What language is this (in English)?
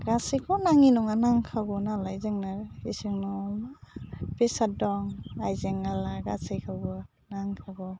Bodo